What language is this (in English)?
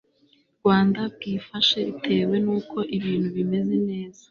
Kinyarwanda